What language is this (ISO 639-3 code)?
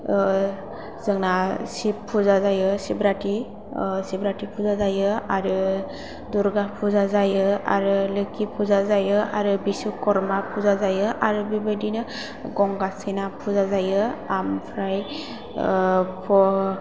brx